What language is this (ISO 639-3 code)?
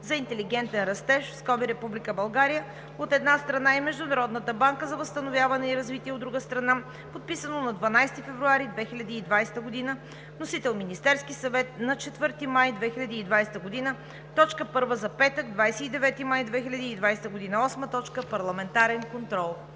bul